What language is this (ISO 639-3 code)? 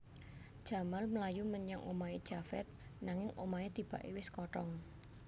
jav